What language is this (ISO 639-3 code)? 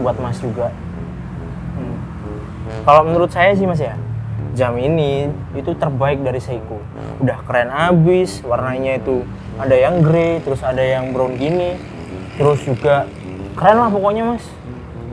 ind